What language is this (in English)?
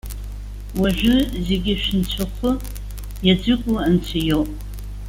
Abkhazian